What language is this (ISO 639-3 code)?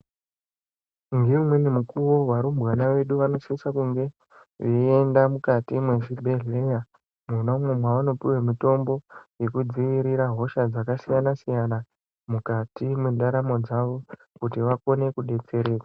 ndc